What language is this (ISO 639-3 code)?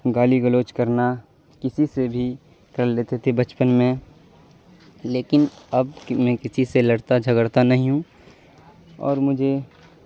urd